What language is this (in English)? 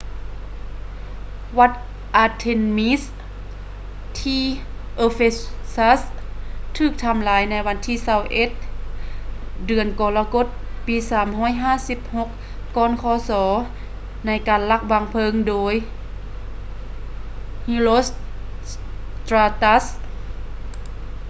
Lao